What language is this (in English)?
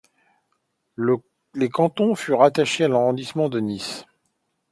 French